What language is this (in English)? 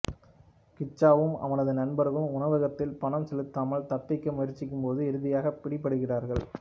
Tamil